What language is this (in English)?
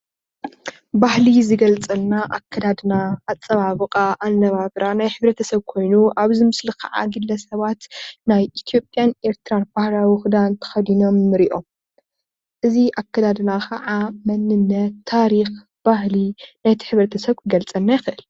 Tigrinya